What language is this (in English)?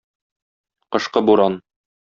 Tatar